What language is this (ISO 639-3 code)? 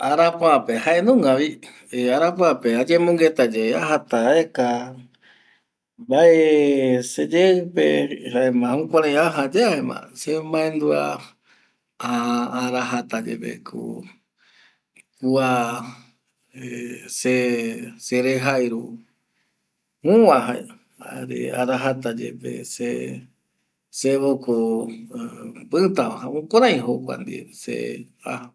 gui